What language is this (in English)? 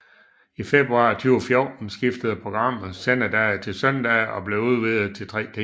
Danish